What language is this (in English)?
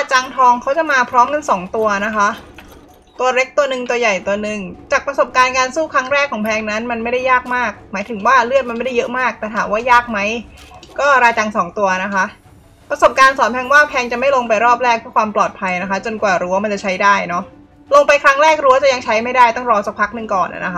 Thai